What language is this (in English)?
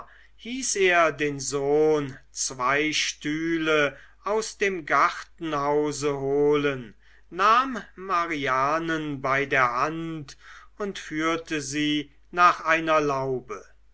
German